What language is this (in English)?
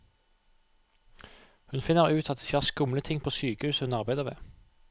Norwegian